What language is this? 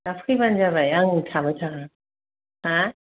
Bodo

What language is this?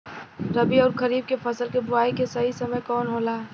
Bhojpuri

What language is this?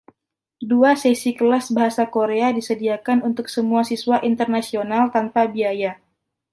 Indonesian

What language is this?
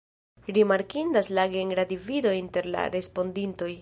Esperanto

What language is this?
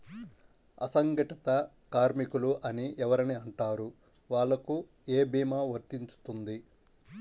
Telugu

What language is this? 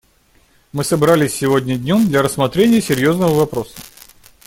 Russian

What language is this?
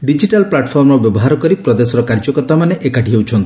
Odia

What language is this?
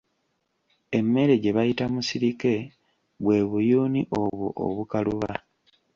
Ganda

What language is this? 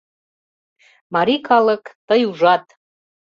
Mari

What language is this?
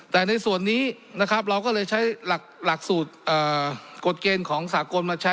Thai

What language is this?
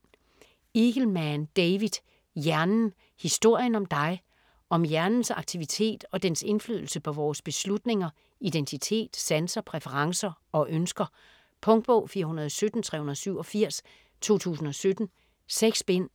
Danish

